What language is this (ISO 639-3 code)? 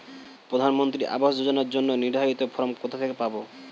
ben